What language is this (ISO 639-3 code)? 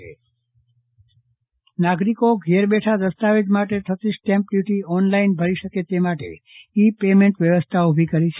guj